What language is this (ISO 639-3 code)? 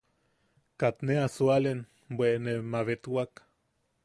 yaq